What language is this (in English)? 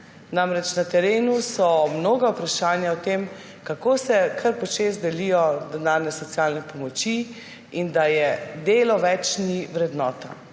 Slovenian